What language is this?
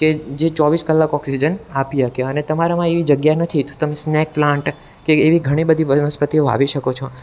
Gujarati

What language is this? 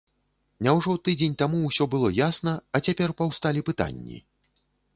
Belarusian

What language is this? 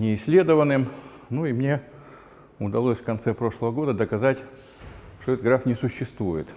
Russian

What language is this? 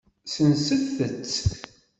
Kabyle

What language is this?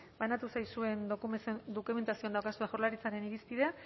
Basque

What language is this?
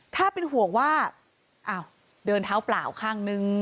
Thai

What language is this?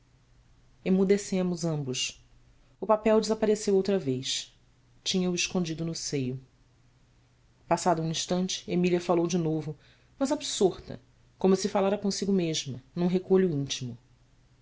Portuguese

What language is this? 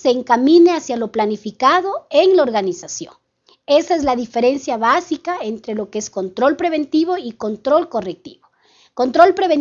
Spanish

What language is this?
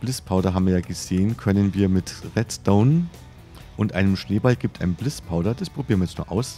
German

